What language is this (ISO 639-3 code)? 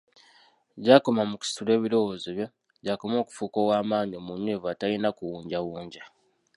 lug